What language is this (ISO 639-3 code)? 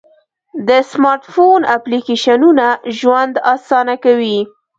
pus